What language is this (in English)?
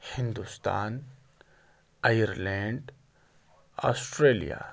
Urdu